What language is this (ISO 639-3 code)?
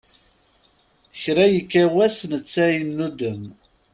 kab